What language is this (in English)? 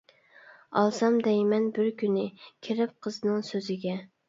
Uyghur